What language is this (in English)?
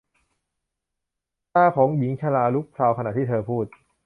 Thai